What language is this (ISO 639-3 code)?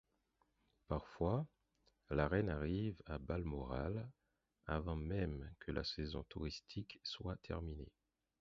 fra